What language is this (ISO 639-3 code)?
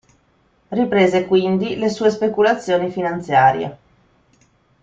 ita